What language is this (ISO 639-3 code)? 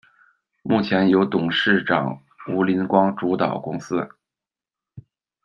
zho